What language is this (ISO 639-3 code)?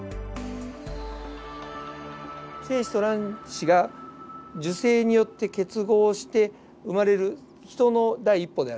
jpn